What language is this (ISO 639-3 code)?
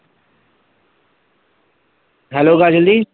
pan